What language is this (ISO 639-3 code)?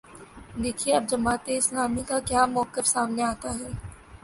urd